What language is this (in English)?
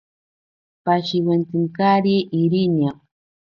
Ashéninka Perené